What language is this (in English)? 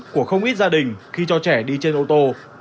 Vietnamese